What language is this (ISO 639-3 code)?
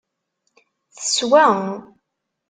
kab